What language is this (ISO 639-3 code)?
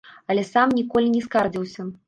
bel